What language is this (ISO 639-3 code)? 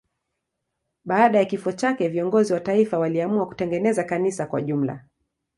swa